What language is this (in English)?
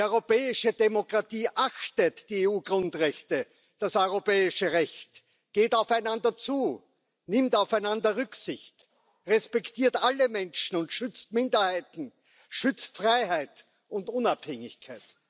German